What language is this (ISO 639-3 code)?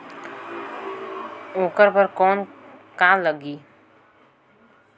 hne